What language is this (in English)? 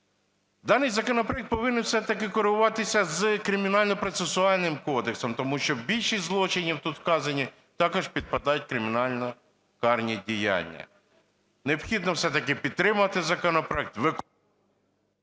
Ukrainian